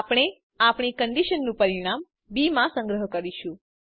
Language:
Gujarati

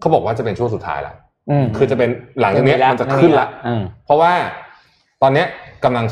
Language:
Thai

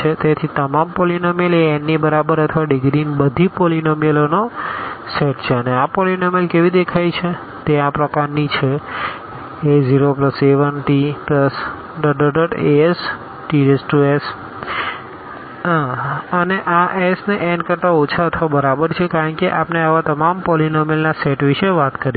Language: Gujarati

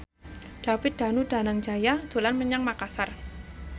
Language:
Javanese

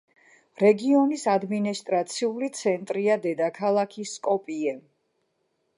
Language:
Georgian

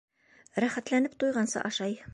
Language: Bashkir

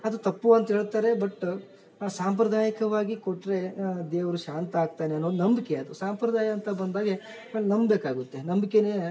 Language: Kannada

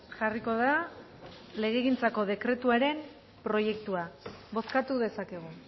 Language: Basque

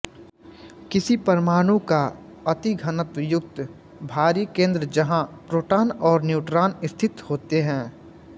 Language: Hindi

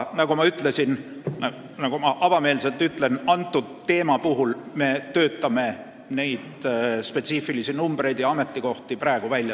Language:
Estonian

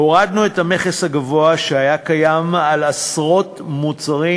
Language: Hebrew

